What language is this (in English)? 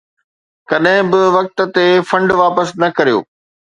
Sindhi